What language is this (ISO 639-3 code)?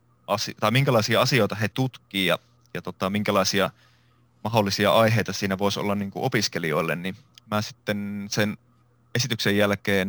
fin